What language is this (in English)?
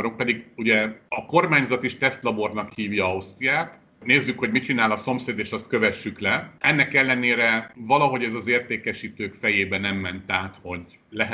Hungarian